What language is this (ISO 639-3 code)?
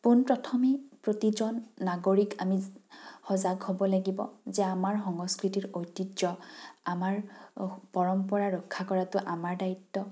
asm